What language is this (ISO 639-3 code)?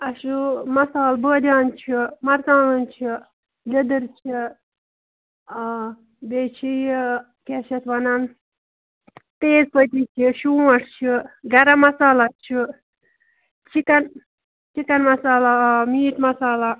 kas